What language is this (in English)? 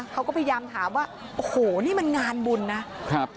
Thai